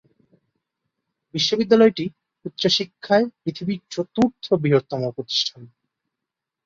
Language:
Bangla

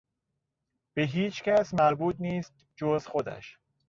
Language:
Persian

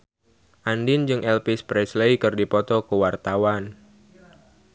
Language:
Sundanese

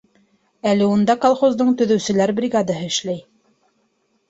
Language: Bashkir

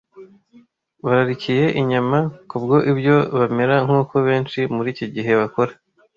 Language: Kinyarwanda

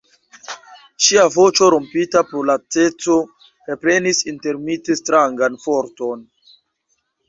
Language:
Esperanto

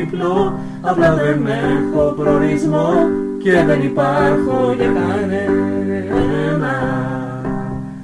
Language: Greek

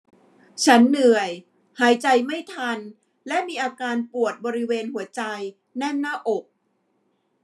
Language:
Thai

